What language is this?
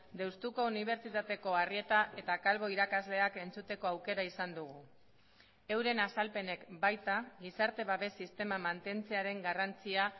Basque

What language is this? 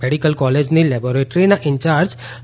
Gujarati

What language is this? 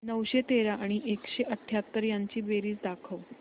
Marathi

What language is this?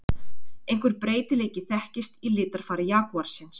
Icelandic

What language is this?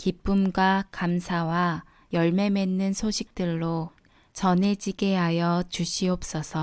Korean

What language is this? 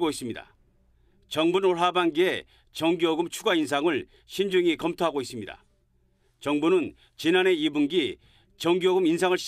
Korean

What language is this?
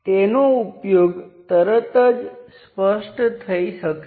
Gujarati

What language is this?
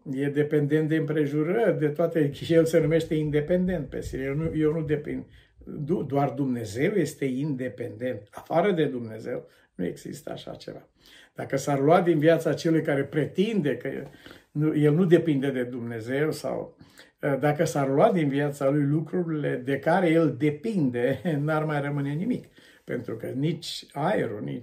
Romanian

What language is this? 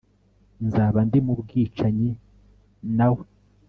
Kinyarwanda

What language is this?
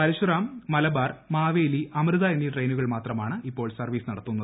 Malayalam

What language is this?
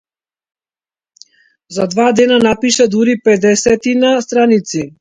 Macedonian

